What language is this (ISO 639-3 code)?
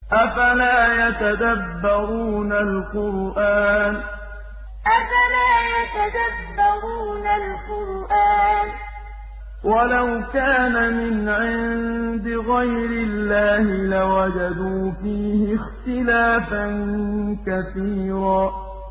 ara